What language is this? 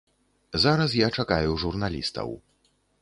Belarusian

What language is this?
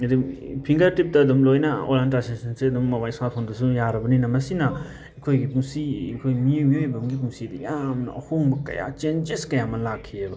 Manipuri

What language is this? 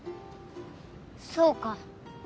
Japanese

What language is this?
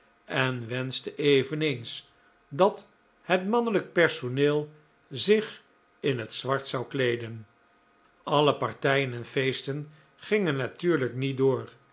Dutch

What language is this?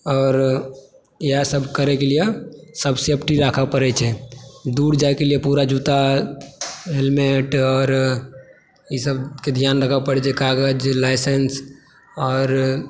Maithili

